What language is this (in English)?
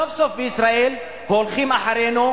Hebrew